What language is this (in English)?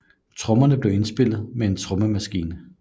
Danish